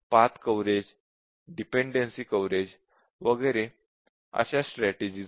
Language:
Marathi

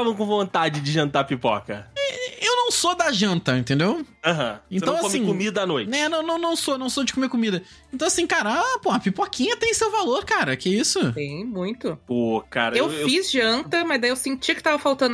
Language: Portuguese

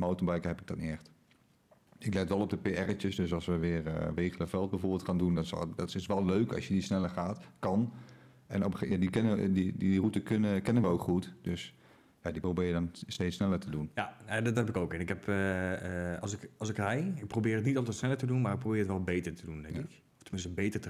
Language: Dutch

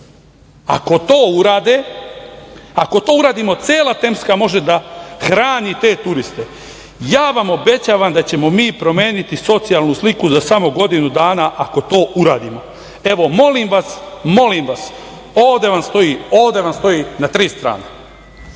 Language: Serbian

